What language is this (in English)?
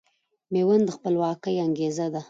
Pashto